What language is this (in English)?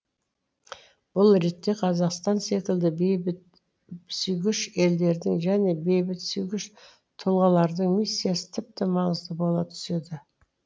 Kazakh